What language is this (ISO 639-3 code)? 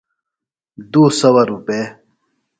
phl